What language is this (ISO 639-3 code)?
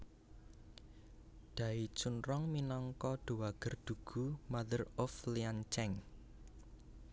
jav